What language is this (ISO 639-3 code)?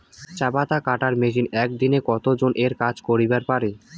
ben